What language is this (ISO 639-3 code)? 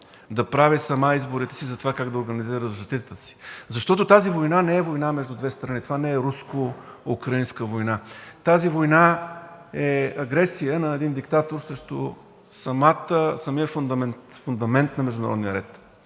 bul